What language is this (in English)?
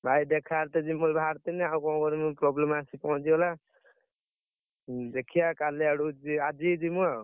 Odia